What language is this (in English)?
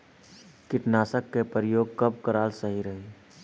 Bhojpuri